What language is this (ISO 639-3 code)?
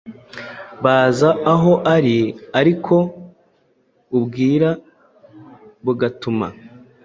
kin